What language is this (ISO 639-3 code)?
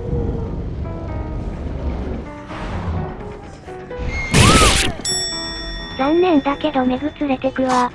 jpn